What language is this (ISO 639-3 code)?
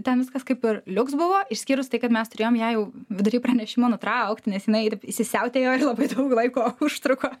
lit